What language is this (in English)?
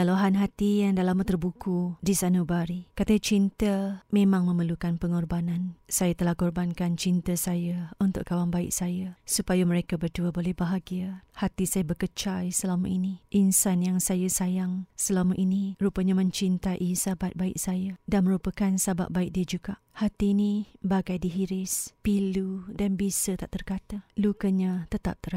Malay